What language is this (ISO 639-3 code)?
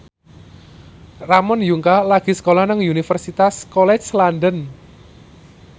jav